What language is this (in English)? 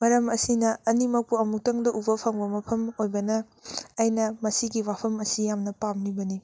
Manipuri